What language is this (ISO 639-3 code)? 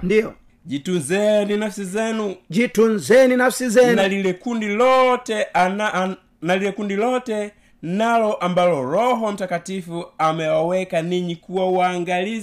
swa